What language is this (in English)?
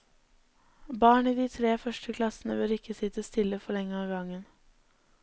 Norwegian